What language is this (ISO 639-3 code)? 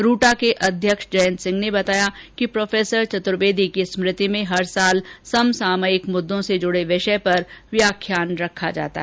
hin